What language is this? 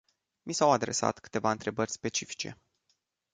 Romanian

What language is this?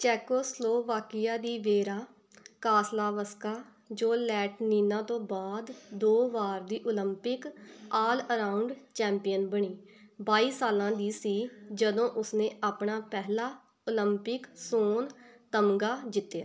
Punjabi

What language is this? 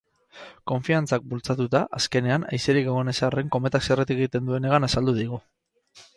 Basque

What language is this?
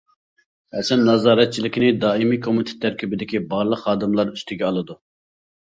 Uyghur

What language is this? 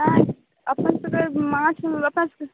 Maithili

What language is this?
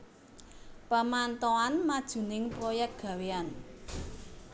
Javanese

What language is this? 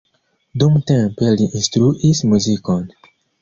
Esperanto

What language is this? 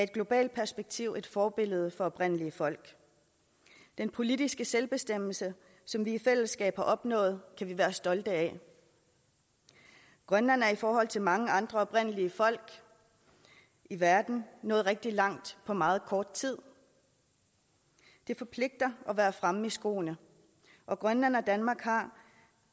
Danish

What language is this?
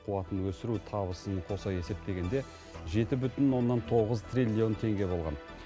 Kazakh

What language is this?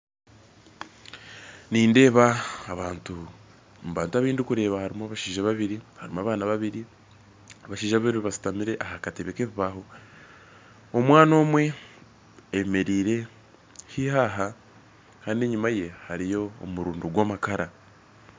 Nyankole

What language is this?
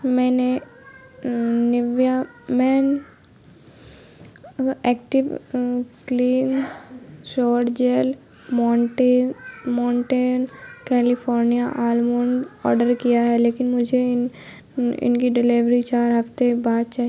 Urdu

